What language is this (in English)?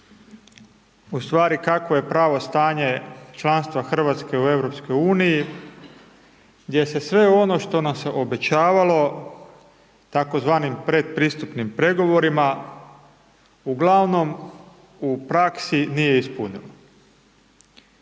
Croatian